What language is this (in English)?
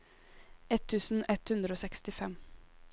Norwegian